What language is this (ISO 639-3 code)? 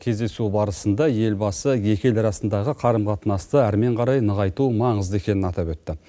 kaz